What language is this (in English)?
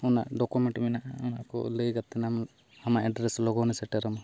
Santali